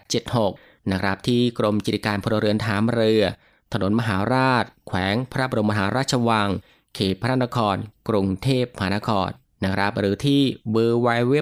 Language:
Thai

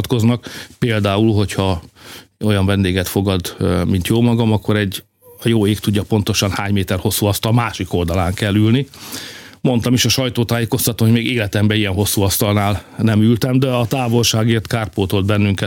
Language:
Hungarian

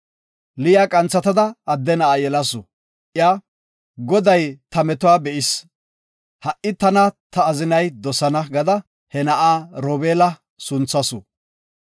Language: Gofa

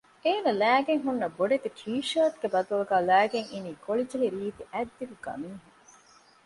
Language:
Divehi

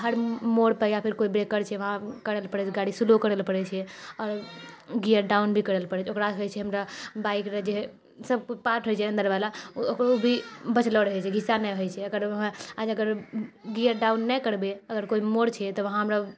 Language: Maithili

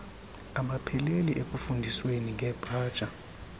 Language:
Xhosa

